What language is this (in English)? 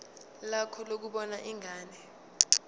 Zulu